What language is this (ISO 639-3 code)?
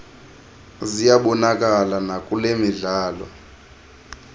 xho